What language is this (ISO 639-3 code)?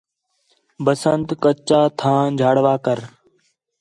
xhe